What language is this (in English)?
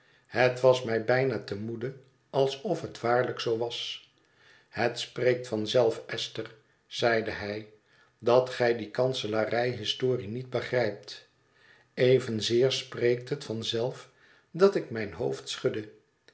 Dutch